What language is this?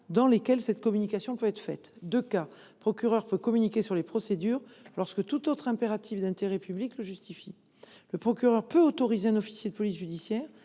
French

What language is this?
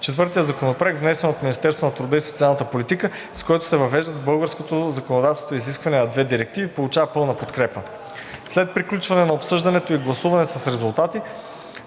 Bulgarian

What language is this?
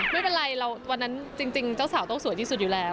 Thai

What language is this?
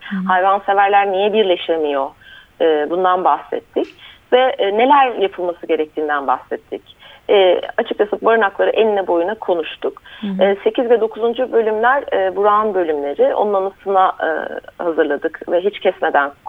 Turkish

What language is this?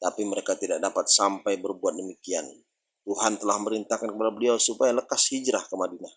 Indonesian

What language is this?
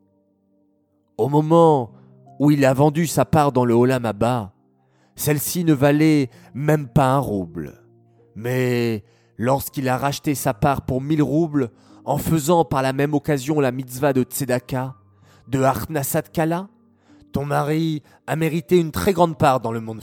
French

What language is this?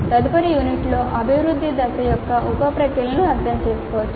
Telugu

